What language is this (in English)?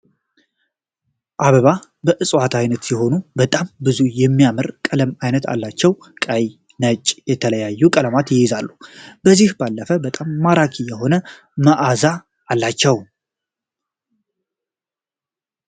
Amharic